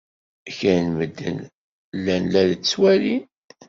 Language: Kabyle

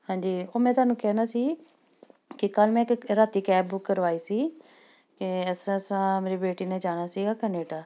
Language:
Punjabi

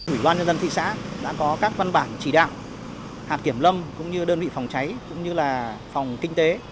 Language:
Vietnamese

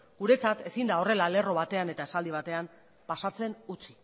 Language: Basque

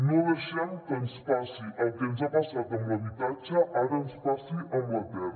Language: Catalan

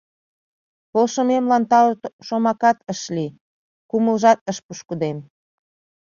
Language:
Mari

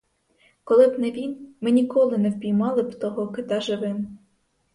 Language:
Ukrainian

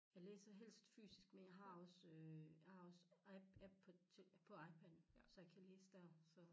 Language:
Danish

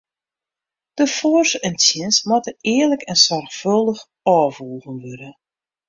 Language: Western Frisian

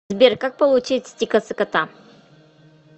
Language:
Russian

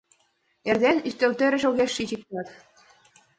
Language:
Mari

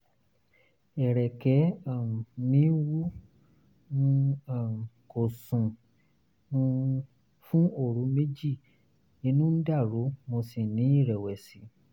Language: Yoruba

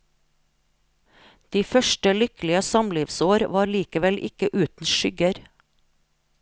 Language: Norwegian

